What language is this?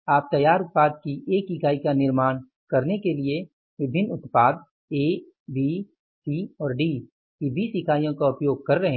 Hindi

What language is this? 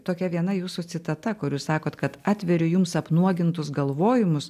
Lithuanian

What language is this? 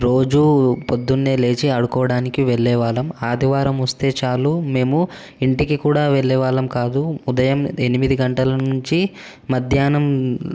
Telugu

